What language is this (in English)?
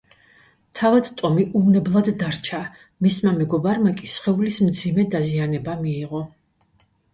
Georgian